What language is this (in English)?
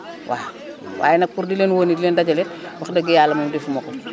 Wolof